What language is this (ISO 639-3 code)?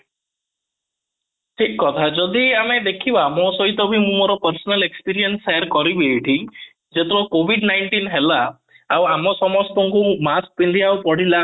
ori